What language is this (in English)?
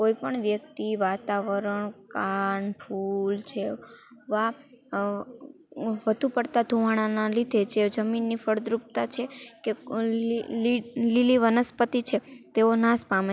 Gujarati